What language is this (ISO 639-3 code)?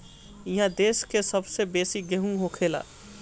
bho